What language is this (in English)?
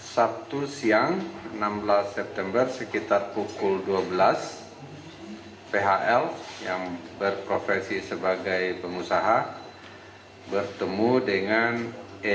Indonesian